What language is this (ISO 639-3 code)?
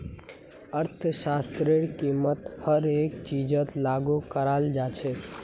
mag